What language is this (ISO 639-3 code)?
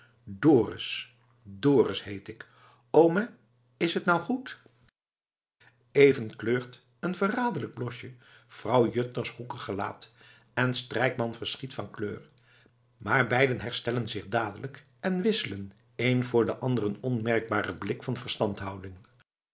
nld